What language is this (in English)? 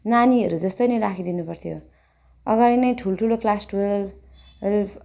Nepali